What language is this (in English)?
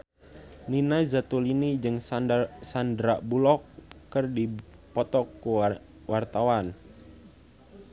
Sundanese